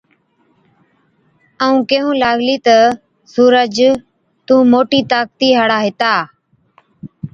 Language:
Od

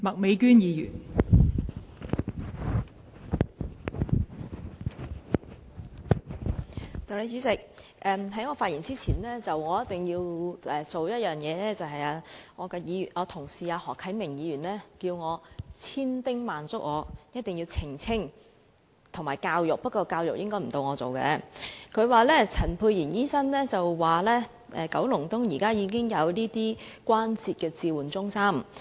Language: Cantonese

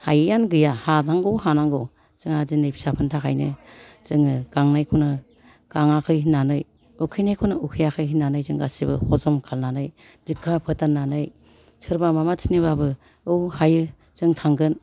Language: Bodo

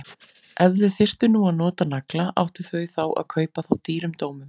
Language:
Icelandic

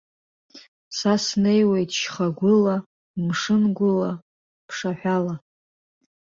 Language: Abkhazian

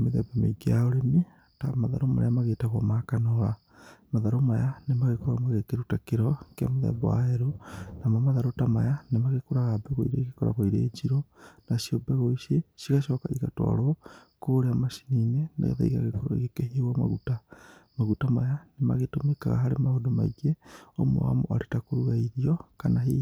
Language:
Kikuyu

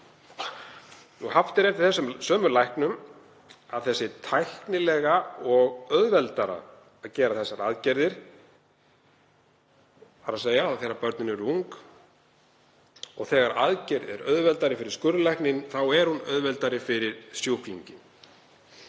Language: Icelandic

